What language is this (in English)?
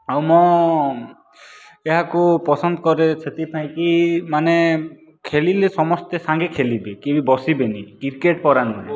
Odia